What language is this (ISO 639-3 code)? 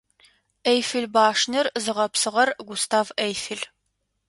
ady